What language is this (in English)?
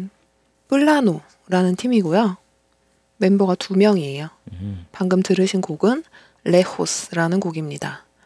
Korean